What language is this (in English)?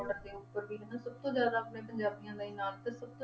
Punjabi